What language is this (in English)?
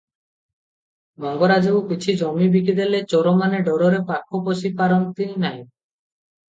Odia